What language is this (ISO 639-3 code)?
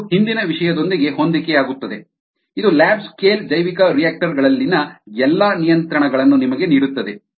kan